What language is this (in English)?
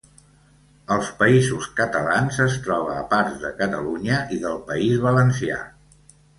Catalan